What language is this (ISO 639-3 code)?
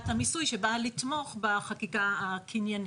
heb